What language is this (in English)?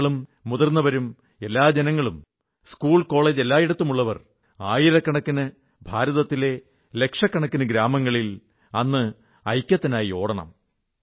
Malayalam